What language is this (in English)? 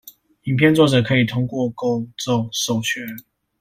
Chinese